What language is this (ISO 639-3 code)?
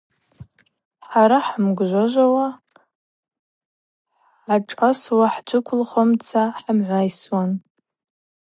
abq